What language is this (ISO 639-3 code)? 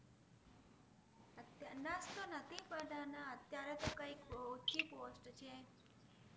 guj